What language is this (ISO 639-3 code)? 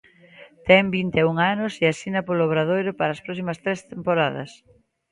glg